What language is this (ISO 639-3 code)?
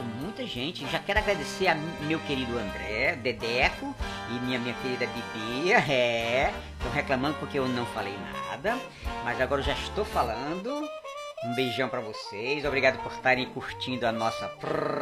por